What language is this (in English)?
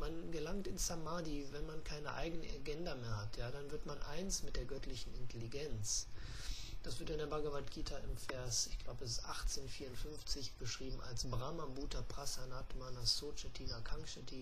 German